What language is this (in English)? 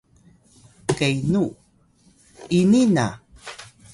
Atayal